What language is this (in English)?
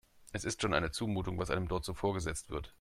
German